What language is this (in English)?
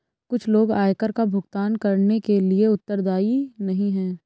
Hindi